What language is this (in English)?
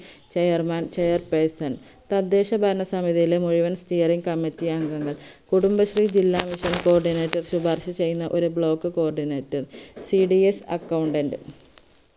Malayalam